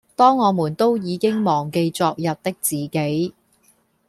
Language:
Cantonese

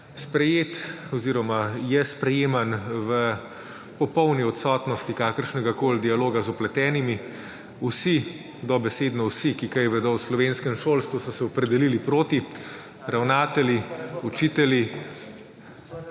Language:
Slovenian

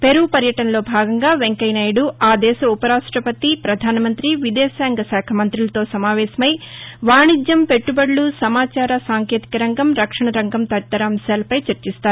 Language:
Telugu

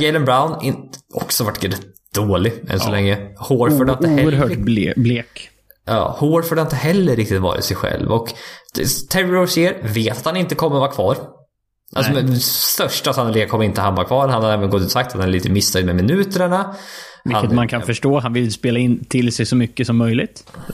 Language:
Swedish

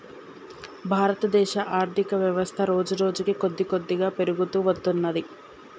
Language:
Telugu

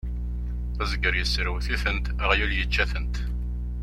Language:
Kabyle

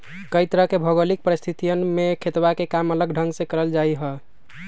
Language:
Magahi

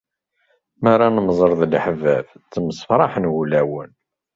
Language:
Kabyle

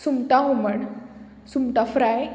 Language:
Konkani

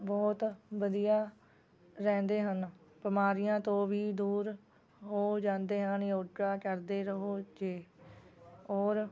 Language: Punjabi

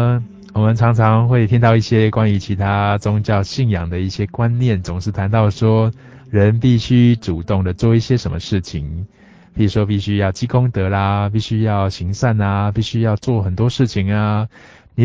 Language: Chinese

